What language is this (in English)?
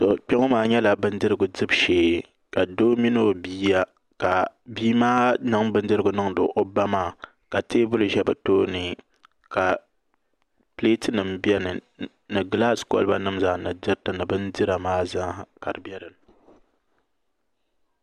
Dagbani